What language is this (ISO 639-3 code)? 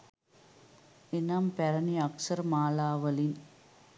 sin